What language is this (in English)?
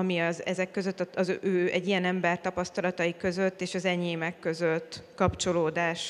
Hungarian